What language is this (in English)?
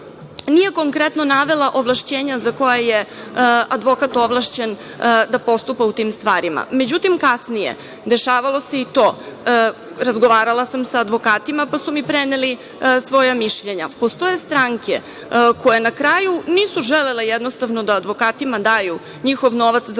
Serbian